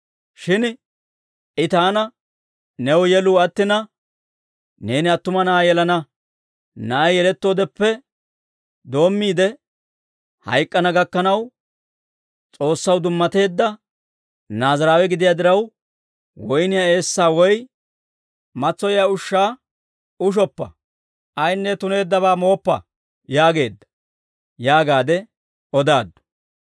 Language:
Dawro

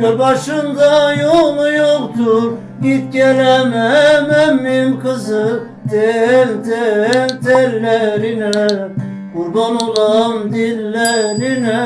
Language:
Turkish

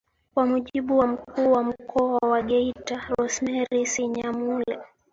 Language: Swahili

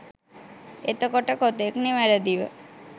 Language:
Sinhala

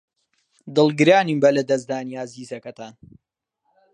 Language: Central Kurdish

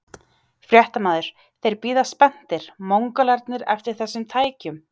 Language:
Icelandic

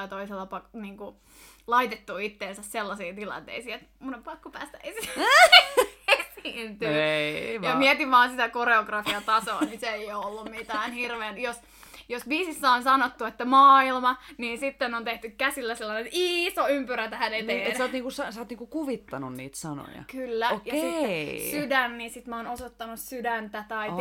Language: Finnish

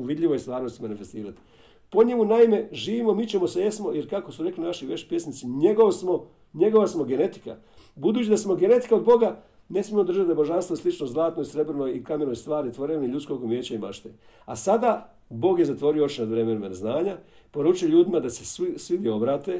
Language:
Croatian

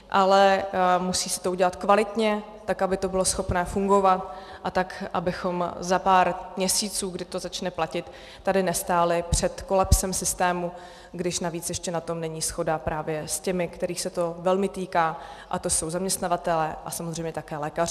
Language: Czech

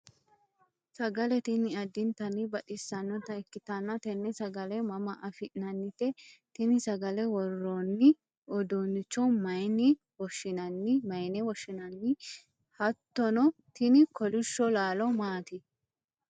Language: Sidamo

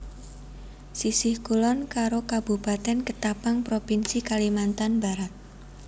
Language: Javanese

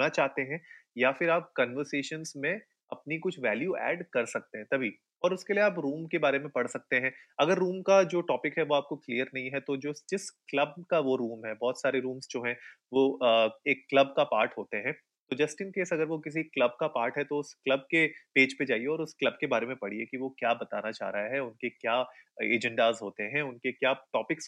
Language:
Hindi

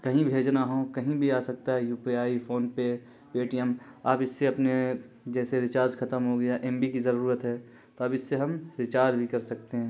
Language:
Urdu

